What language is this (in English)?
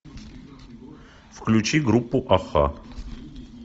Russian